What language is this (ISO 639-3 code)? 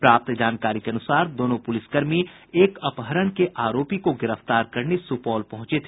hin